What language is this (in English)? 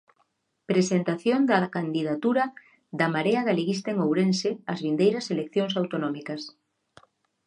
Galician